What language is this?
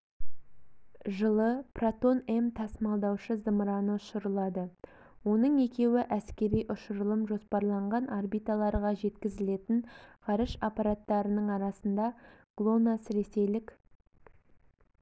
Kazakh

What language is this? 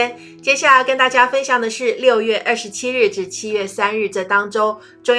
Chinese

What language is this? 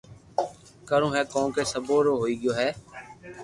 Loarki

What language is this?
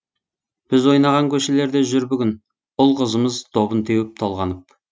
Kazakh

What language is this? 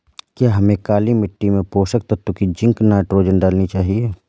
Hindi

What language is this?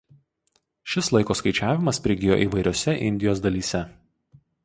Lithuanian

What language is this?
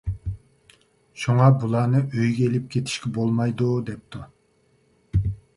Uyghur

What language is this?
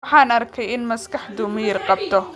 Somali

